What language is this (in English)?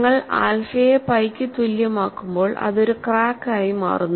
Malayalam